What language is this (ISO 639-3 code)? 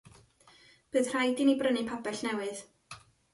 cym